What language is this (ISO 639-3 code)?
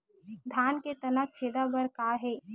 hne